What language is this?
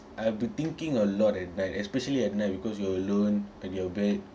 English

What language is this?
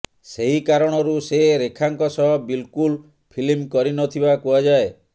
Odia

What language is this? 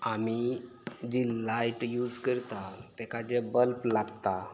Konkani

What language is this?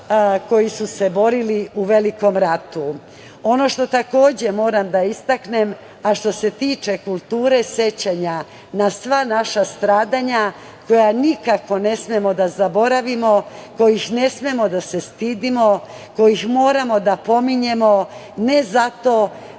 Serbian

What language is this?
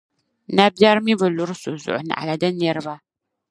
Dagbani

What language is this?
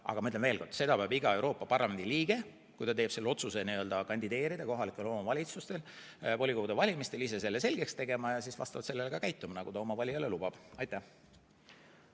Estonian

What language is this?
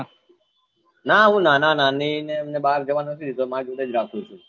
Gujarati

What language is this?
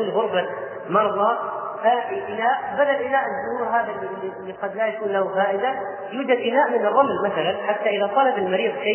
Arabic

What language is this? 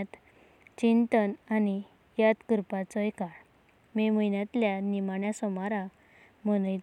Konkani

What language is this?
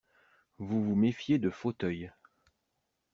French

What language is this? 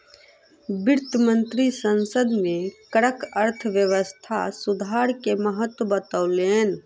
Maithili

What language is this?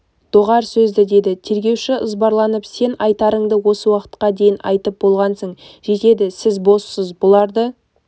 Kazakh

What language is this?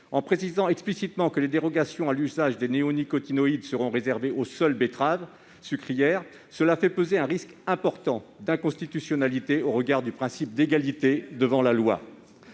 French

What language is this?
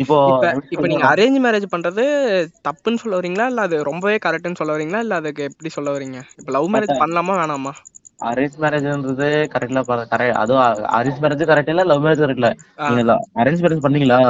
Tamil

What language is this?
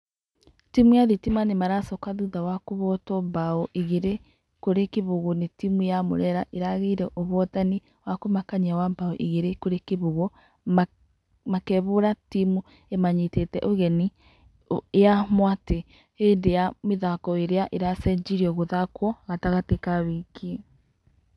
Kikuyu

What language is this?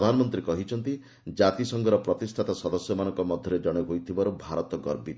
Odia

